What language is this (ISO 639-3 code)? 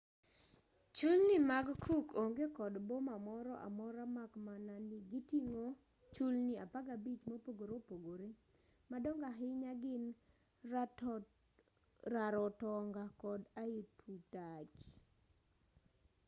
luo